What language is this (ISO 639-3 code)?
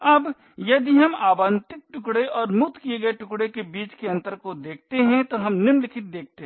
hin